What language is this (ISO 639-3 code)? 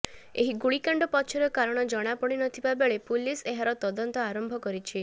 ori